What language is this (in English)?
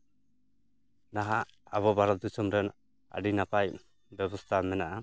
Santali